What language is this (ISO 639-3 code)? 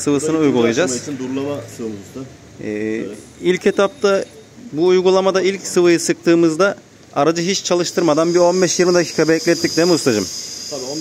tur